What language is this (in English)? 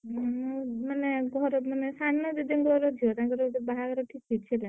Odia